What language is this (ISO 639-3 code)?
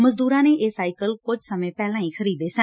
pan